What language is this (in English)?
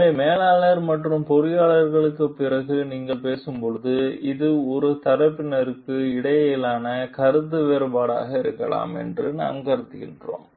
Tamil